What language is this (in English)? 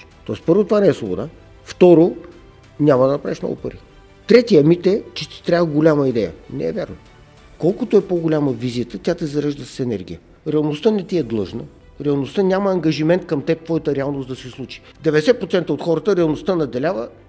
Bulgarian